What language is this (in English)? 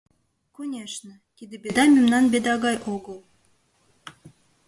Mari